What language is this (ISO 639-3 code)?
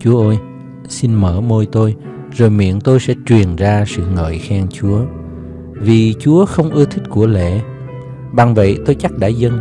vie